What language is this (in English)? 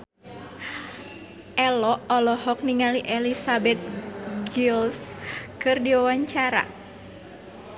Sundanese